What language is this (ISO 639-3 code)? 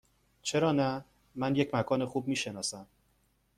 fas